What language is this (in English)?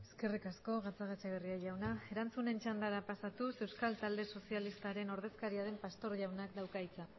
Basque